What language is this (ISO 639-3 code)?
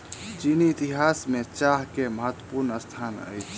mai